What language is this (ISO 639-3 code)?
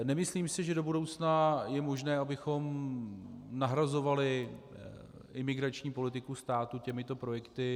ces